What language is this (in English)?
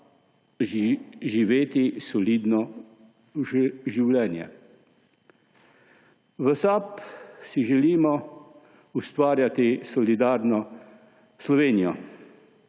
Slovenian